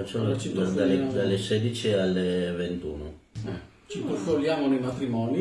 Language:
Italian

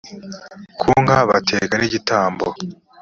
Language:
Kinyarwanda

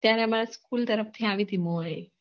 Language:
Gujarati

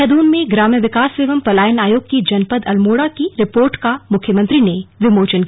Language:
Hindi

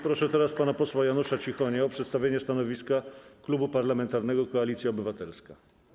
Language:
Polish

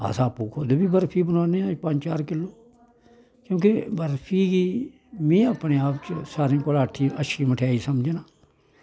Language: Dogri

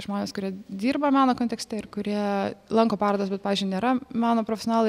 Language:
Lithuanian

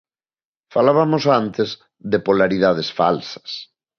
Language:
Galician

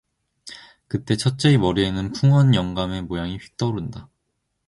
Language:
Korean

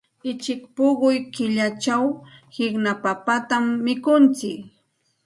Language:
Santa Ana de Tusi Pasco Quechua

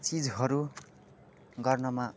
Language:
Nepali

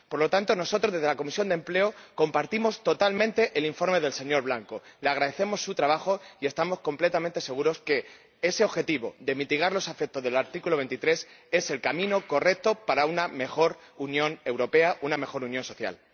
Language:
Spanish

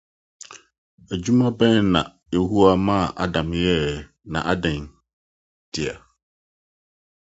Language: Akan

